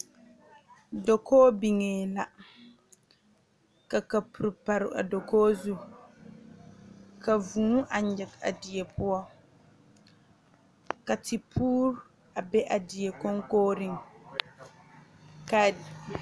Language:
Southern Dagaare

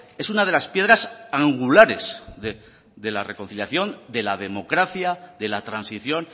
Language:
Spanish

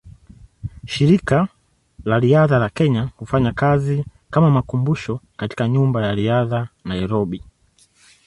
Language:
Swahili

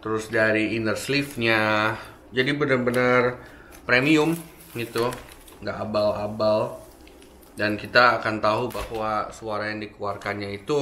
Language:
Indonesian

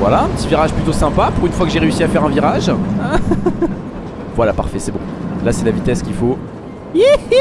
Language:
French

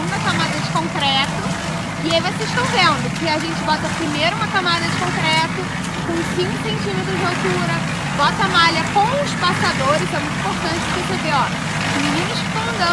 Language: Portuguese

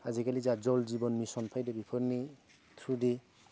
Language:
Bodo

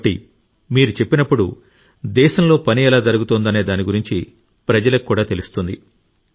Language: Telugu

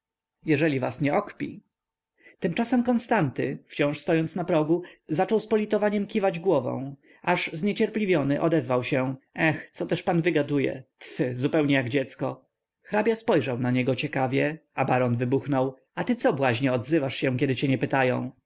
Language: Polish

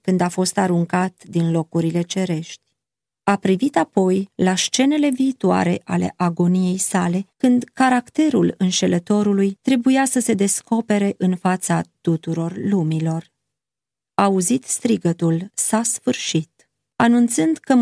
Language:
Romanian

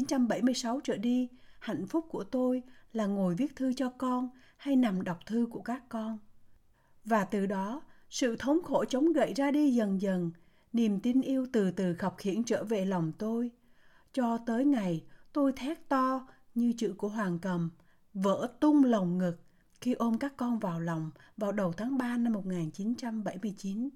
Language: Vietnamese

